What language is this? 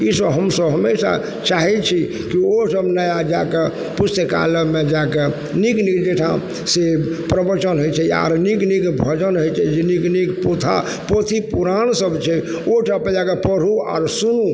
Maithili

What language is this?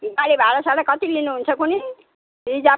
Nepali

